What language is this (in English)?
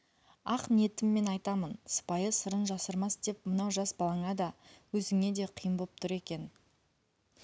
Kazakh